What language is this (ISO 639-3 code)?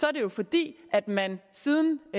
dan